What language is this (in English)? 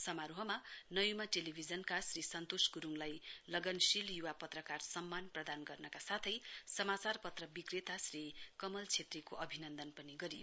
Nepali